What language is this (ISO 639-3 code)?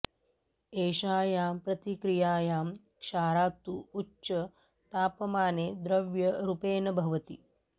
san